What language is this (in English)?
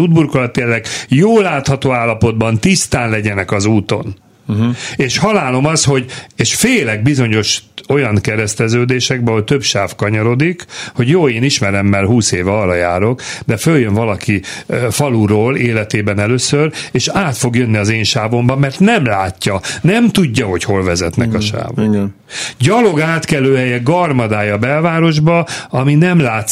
Hungarian